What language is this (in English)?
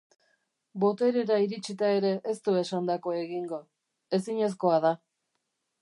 Basque